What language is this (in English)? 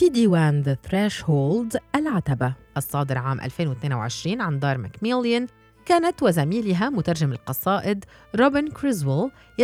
Arabic